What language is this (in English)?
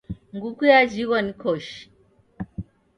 Taita